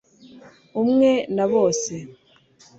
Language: Kinyarwanda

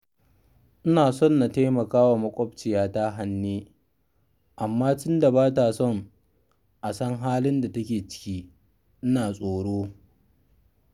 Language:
Hausa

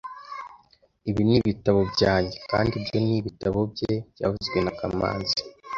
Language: Kinyarwanda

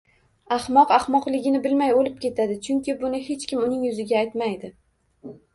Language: Uzbek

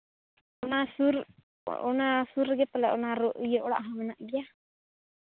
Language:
Santali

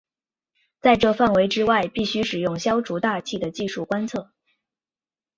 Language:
Chinese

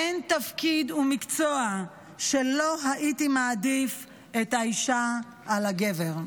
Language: Hebrew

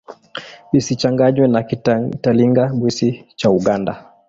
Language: Swahili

